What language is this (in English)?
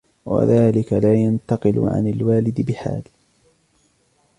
Arabic